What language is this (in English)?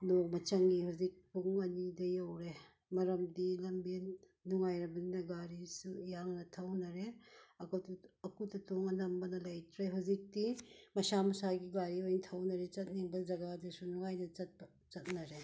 Manipuri